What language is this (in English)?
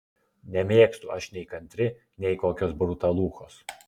Lithuanian